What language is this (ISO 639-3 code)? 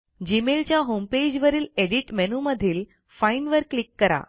mar